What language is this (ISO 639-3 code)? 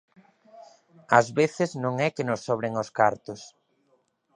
glg